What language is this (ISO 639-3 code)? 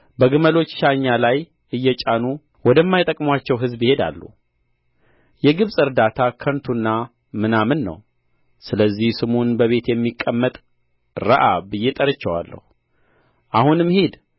amh